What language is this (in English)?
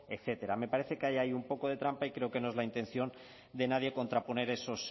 Spanish